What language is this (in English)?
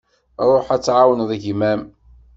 Kabyle